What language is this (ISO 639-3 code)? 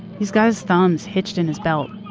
eng